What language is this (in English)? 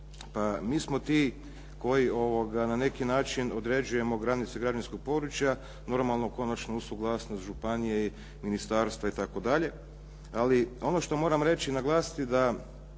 Croatian